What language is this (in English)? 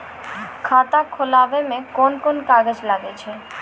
Maithili